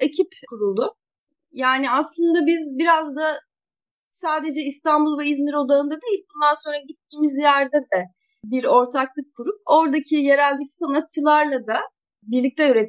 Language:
Turkish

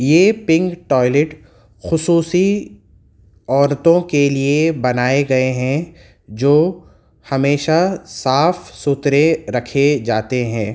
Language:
Urdu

